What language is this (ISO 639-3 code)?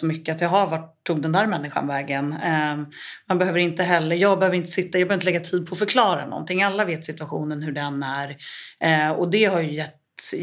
swe